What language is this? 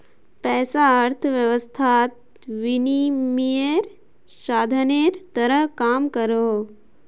Magahi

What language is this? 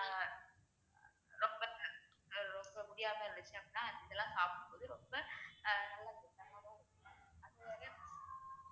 Tamil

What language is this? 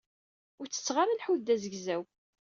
Kabyle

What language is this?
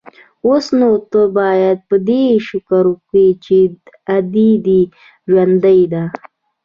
Pashto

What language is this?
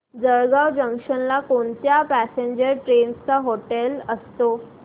Marathi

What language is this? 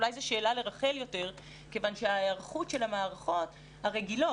Hebrew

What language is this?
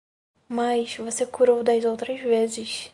Portuguese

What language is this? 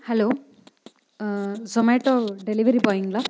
Tamil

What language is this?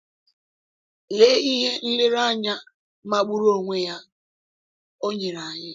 Igbo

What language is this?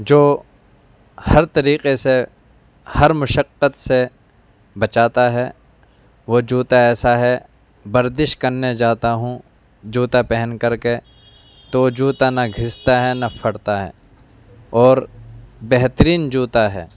Urdu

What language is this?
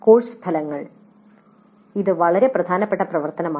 Malayalam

